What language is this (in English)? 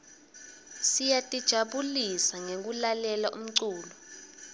Swati